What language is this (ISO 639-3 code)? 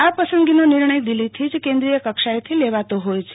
guj